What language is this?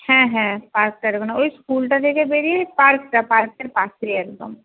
Bangla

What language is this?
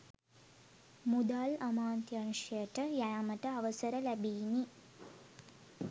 Sinhala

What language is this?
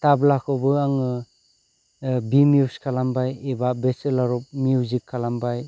Bodo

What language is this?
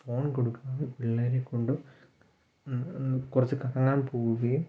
Malayalam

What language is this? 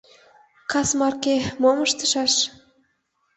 Mari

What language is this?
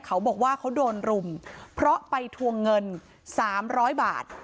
Thai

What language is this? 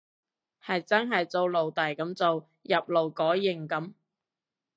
Cantonese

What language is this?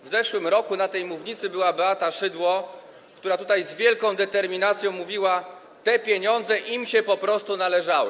Polish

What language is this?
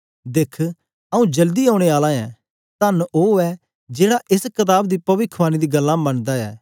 Dogri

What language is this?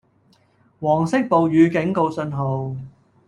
Cantonese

